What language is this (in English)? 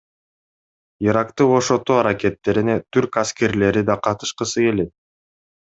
Kyrgyz